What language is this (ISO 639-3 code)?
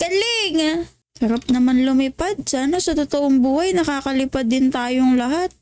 fil